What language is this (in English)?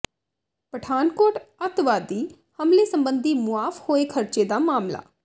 Punjabi